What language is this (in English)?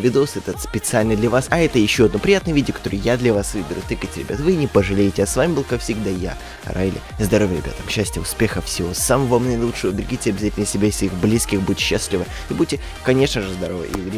Russian